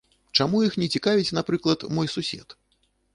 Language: Belarusian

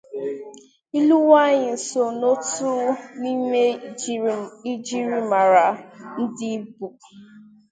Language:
Igbo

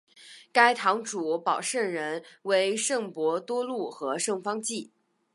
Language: Chinese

